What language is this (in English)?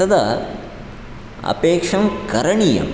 Sanskrit